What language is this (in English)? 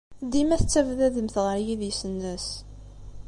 Kabyle